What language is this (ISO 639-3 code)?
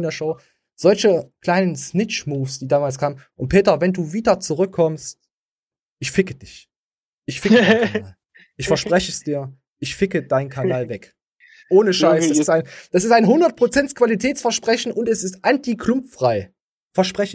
deu